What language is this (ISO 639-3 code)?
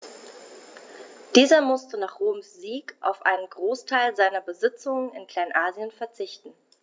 deu